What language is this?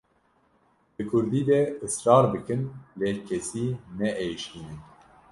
Kurdish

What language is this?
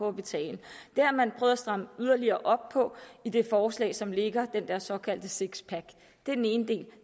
Danish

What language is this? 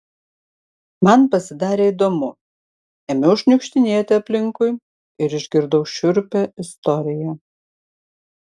Lithuanian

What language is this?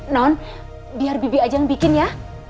Indonesian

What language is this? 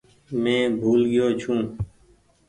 Goaria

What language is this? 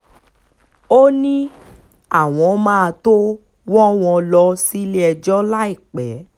Yoruba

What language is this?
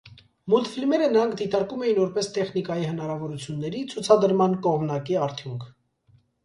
Armenian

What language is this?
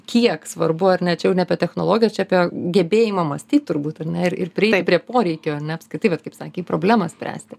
Lithuanian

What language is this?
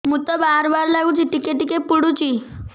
Odia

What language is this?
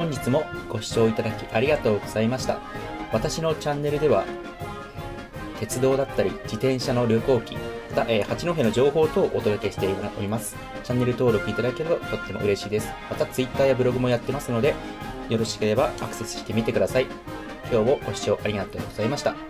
Japanese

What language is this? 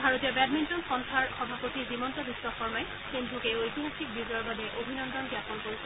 Assamese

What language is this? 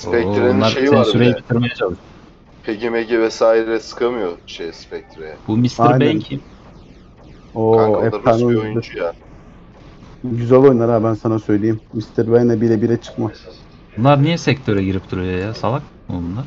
Turkish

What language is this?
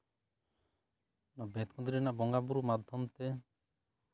Santali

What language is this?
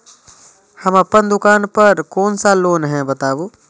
Maithili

